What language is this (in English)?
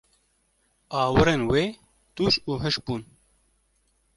Kurdish